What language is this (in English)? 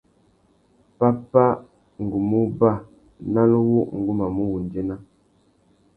Tuki